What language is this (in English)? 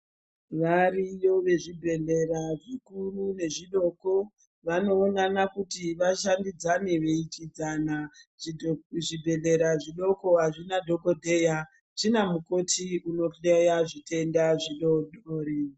Ndau